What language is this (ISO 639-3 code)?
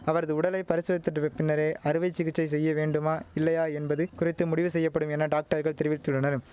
tam